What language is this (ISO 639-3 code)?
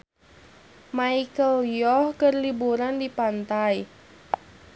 sun